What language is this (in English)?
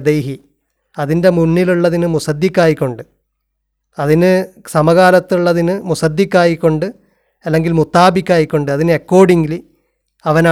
Malayalam